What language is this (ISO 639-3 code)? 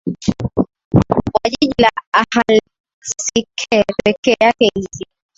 swa